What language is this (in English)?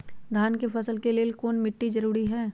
Magahi